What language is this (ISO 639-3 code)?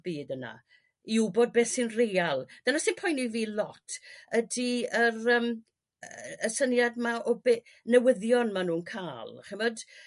cym